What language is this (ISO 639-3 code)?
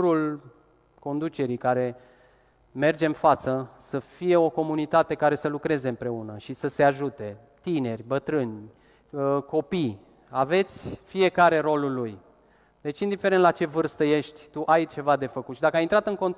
ron